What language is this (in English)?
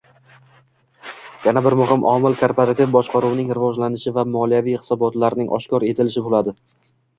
Uzbek